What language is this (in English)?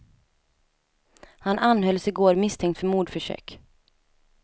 Swedish